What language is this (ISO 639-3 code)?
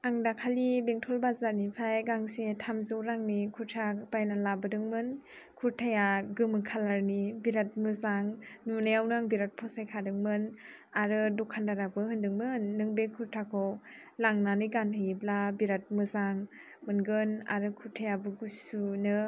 brx